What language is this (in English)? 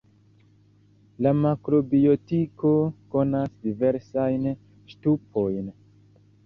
Esperanto